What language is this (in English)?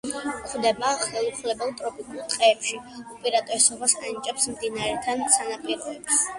Georgian